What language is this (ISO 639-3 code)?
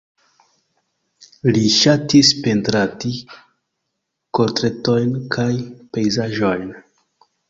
epo